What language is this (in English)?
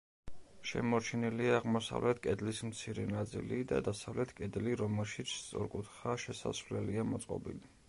Georgian